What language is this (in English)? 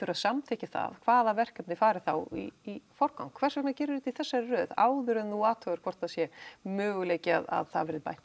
Icelandic